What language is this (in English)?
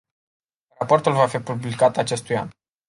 Romanian